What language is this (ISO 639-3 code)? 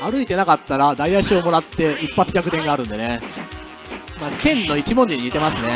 jpn